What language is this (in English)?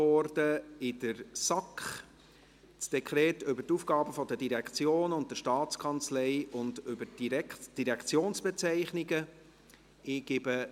Swiss German